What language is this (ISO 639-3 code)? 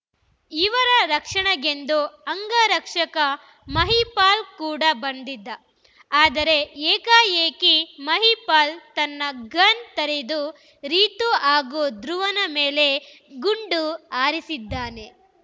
kan